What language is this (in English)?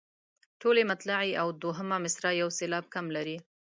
Pashto